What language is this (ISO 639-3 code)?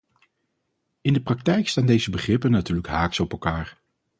nld